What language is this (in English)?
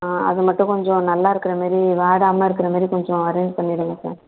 Tamil